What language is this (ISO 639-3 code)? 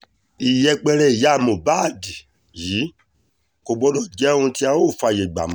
yor